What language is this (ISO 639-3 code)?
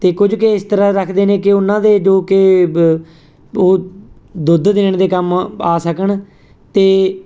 pan